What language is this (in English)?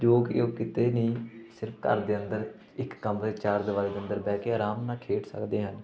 Punjabi